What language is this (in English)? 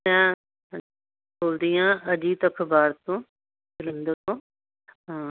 Punjabi